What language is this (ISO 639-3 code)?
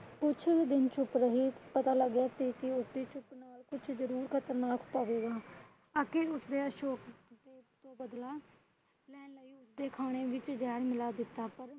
pan